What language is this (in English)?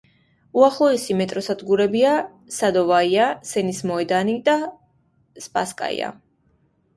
Georgian